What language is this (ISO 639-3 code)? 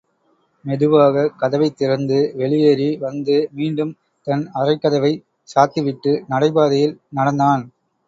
tam